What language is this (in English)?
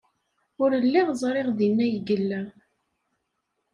Kabyle